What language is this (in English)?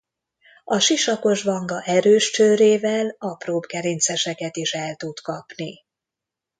Hungarian